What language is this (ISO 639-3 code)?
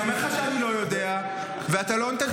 heb